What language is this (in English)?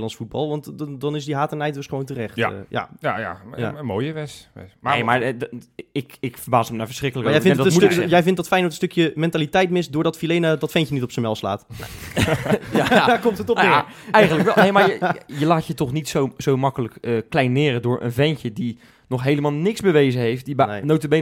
Dutch